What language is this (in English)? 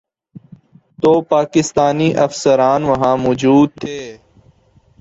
Urdu